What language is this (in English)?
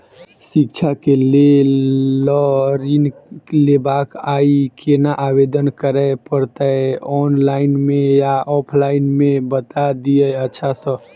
Maithili